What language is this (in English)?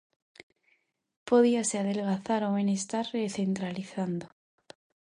Galician